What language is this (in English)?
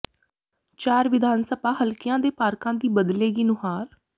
Punjabi